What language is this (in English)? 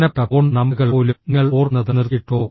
Malayalam